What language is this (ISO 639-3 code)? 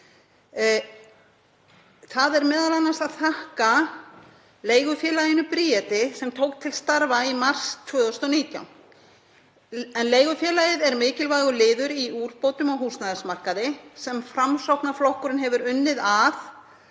isl